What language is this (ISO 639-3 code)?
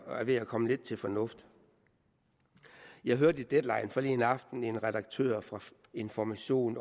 dan